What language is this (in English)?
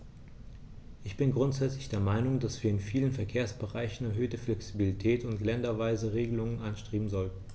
German